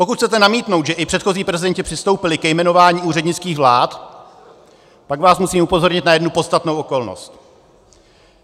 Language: Czech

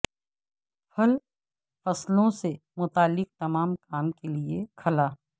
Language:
Urdu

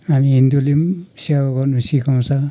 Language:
Nepali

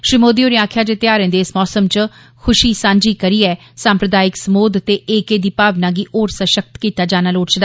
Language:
Dogri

